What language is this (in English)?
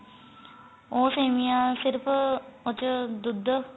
Punjabi